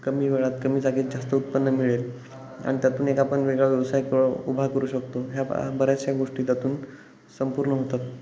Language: Marathi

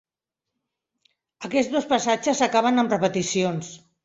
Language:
Catalan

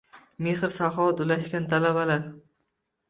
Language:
Uzbek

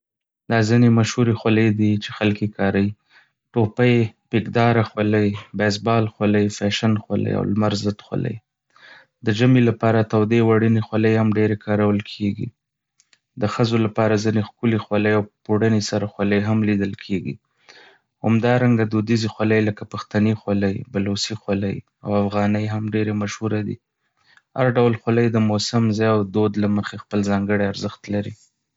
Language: Pashto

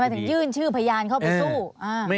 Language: Thai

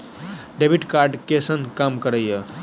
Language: Maithili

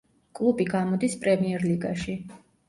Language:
Georgian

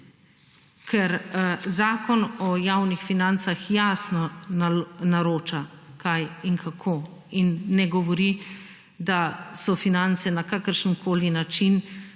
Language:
Slovenian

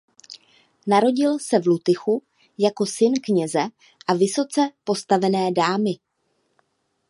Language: Czech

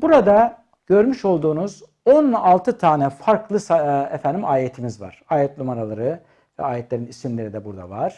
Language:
Turkish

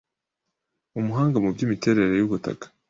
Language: Kinyarwanda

